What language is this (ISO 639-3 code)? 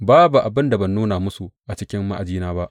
hau